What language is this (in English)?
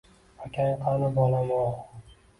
Uzbek